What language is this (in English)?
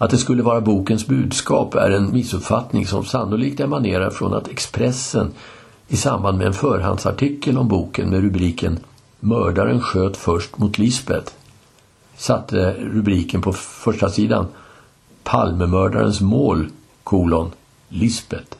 Swedish